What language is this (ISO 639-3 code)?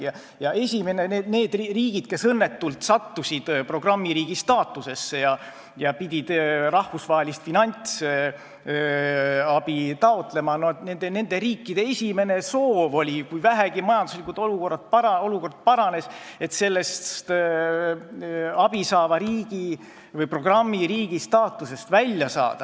est